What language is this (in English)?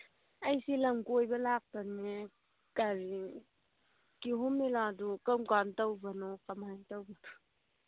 Manipuri